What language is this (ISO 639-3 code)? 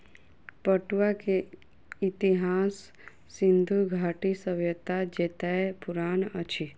mai